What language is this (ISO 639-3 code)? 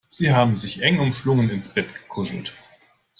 deu